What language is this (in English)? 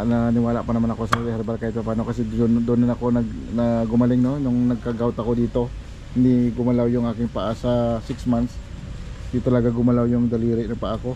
Filipino